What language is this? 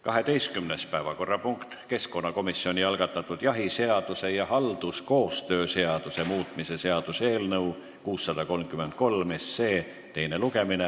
Estonian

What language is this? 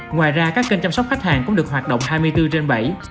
Vietnamese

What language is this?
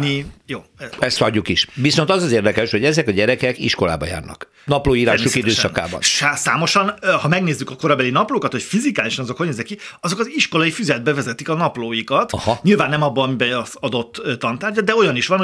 Hungarian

